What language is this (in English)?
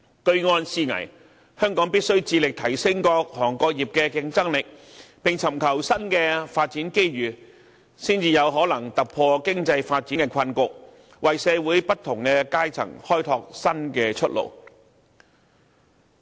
Cantonese